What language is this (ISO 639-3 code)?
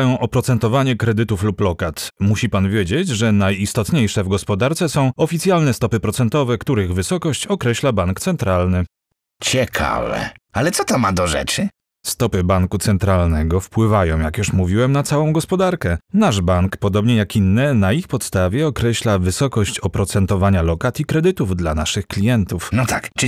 pol